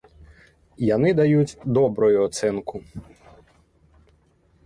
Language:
Belarusian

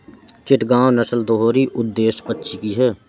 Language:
Hindi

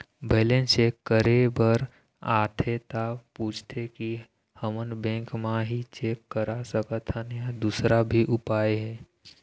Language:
Chhattisgarhi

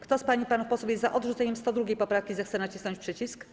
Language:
Polish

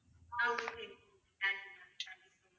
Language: Tamil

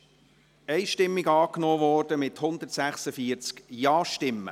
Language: Swiss German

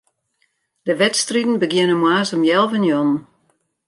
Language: Western Frisian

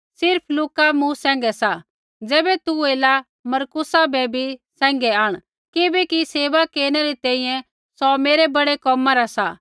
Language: Kullu Pahari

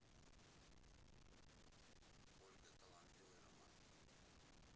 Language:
Russian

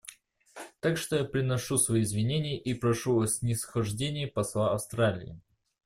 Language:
Russian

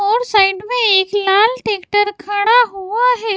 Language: Hindi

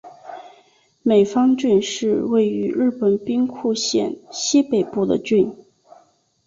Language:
Chinese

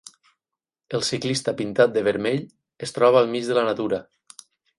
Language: Catalan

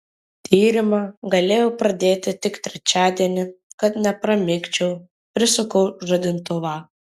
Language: Lithuanian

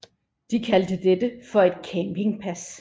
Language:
Danish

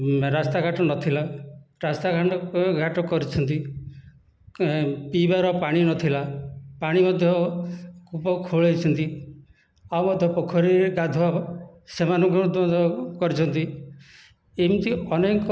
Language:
Odia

